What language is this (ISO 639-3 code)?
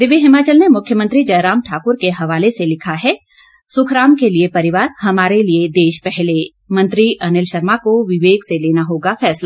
hin